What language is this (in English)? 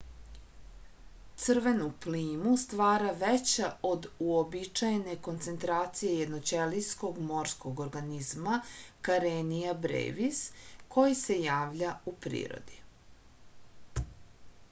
Serbian